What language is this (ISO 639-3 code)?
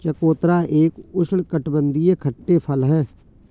hin